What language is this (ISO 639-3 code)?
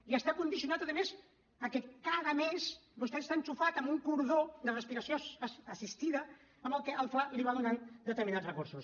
cat